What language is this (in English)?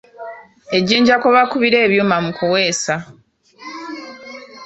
Ganda